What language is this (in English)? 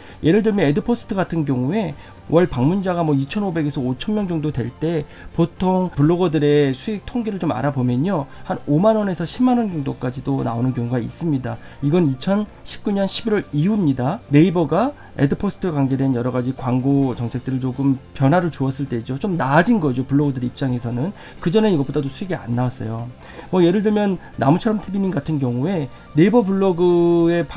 Korean